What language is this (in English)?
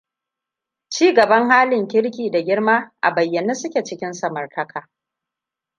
Hausa